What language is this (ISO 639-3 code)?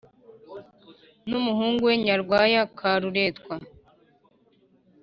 kin